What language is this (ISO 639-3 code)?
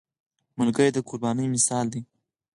pus